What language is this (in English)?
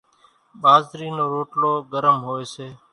Kachi Koli